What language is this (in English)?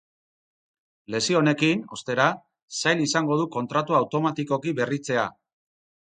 Basque